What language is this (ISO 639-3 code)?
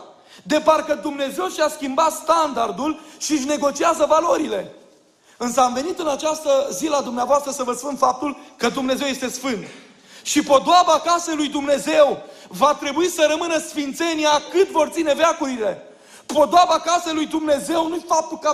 ron